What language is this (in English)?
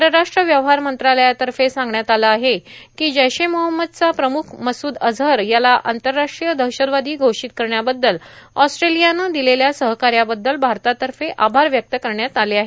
Marathi